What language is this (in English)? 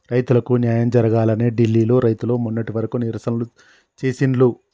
Telugu